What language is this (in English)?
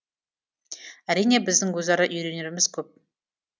Kazakh